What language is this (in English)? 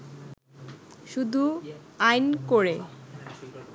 Bangla